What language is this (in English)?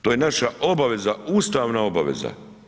Croatian